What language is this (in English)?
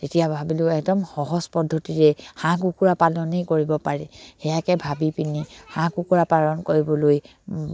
Assamese